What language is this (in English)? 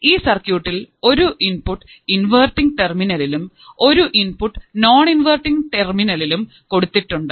Malayalam